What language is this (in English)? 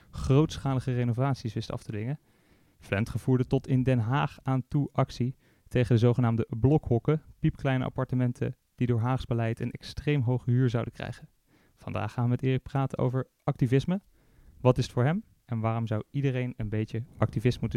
Dutch